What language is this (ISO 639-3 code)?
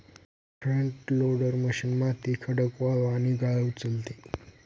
mar